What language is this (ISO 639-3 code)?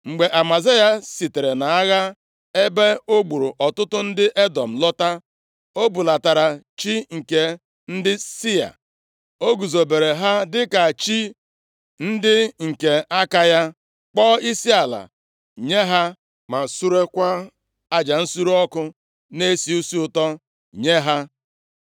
ibo